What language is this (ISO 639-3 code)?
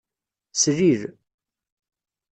kab